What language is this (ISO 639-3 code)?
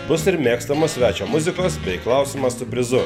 lit